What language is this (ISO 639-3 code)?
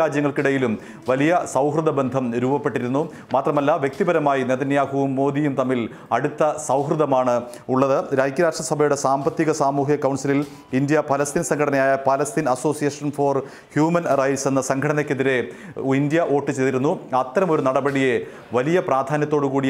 ita